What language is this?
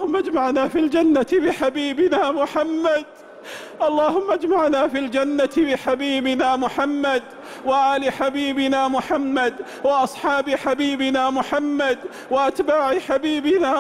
Arabic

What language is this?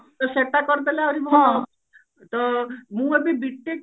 Odia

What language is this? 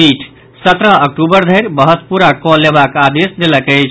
Maithili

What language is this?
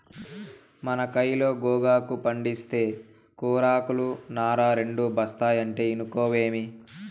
Telugu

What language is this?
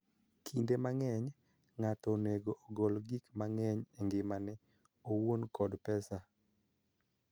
Luo (Kenya and Tanzania)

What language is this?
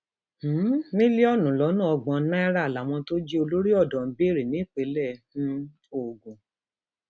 Yoruba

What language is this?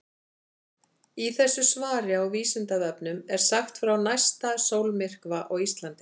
Icelandic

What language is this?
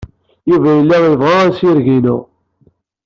Kabyle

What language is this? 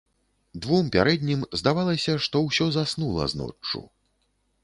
Belarusian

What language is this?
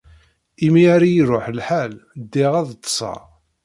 Kabyle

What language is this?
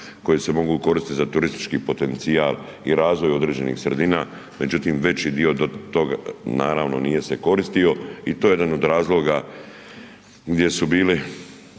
Croatian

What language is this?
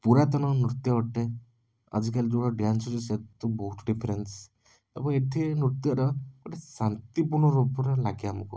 Odia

